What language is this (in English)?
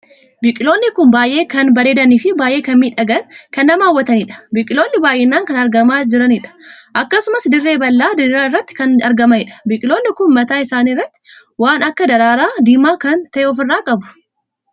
Oromo